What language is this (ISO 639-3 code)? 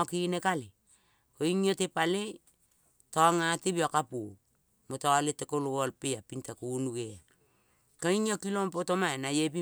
kol